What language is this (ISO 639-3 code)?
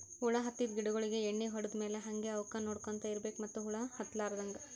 kan